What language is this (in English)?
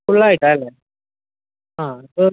Malayalam